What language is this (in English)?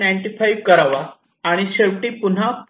Marathi